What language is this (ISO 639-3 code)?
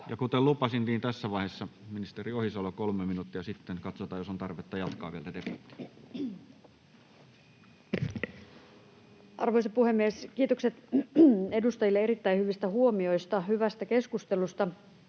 fin